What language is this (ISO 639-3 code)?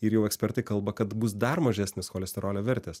lit